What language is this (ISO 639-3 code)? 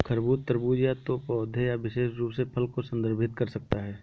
hin